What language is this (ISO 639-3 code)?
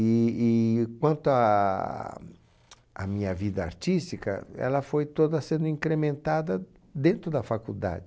por